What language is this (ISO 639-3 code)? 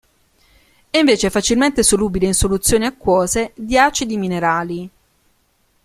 ita